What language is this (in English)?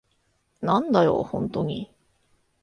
Japanese